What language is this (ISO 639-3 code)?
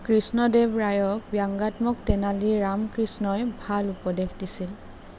asm